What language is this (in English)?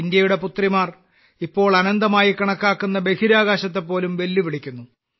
Malayalam